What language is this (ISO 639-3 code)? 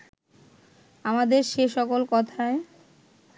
ben